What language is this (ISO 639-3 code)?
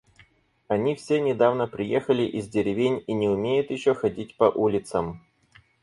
rus